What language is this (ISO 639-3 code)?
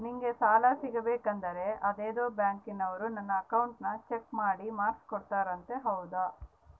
kan